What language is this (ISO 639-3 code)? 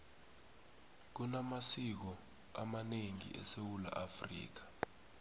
nbl